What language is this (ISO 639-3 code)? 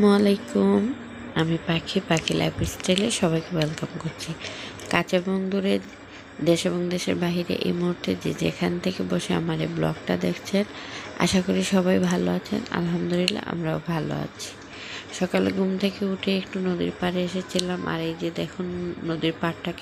ben